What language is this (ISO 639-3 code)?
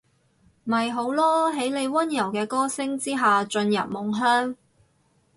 yue